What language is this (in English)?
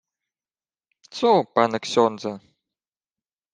Ukrainian